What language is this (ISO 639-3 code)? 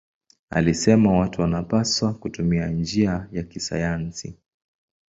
swa